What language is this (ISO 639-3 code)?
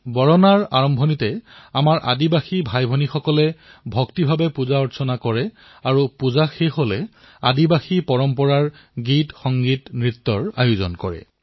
asm